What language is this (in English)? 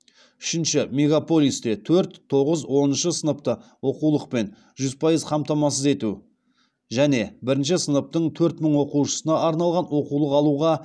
Kazakh